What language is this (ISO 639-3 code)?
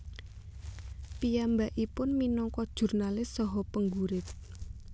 jav